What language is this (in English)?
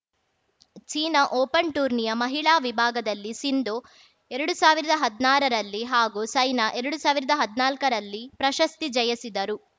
Kannada